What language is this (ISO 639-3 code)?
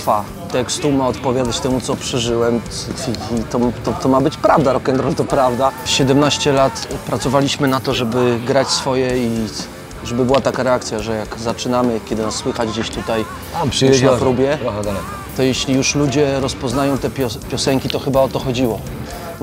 pol